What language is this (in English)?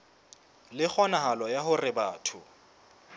Southern Sotho